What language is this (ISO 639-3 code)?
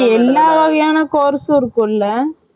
tam